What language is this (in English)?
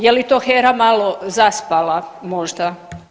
Croatian